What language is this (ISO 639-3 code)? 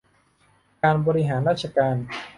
tha